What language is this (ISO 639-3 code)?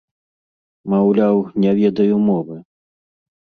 bel